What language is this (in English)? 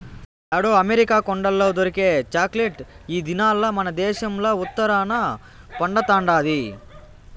Telugu